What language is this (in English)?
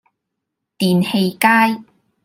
Cantonese